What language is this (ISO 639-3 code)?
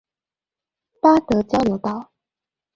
zho